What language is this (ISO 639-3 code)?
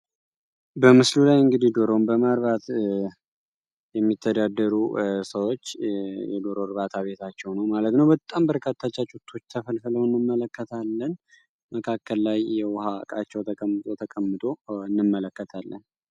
amh